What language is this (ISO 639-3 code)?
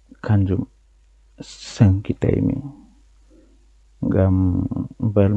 fuh